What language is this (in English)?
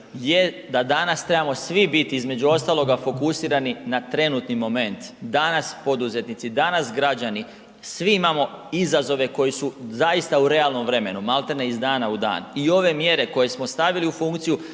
Croatian